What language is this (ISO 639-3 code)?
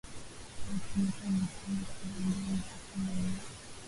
swa